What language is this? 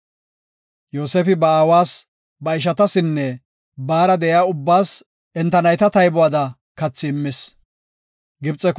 Gofa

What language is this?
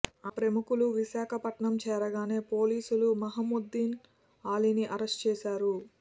Telugu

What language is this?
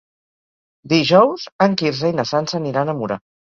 Catalan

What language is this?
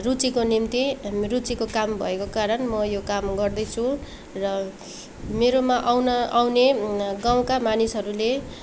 Nepali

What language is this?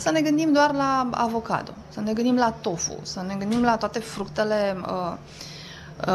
Romanian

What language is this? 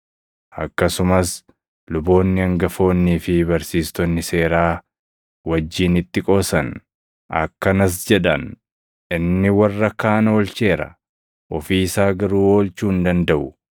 Oromo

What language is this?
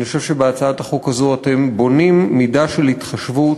Hebrew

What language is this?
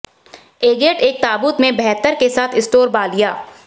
Hindi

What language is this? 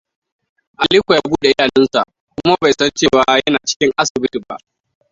Hausa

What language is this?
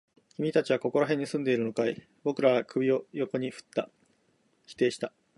Japanese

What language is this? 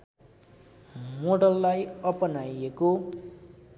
Nepali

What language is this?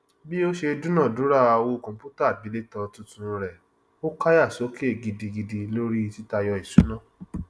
Yoruba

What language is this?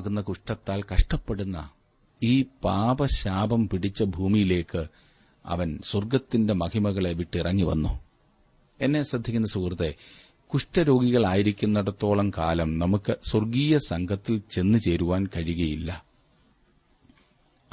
Malayalam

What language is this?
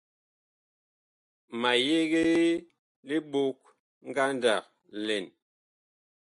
Bakoko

